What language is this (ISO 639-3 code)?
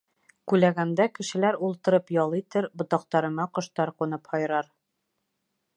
bak